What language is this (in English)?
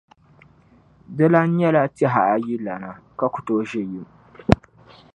Dagbani